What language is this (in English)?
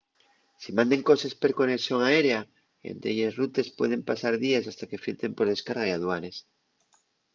Asturian